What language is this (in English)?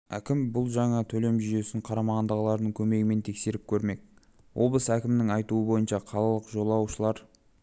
Kazakh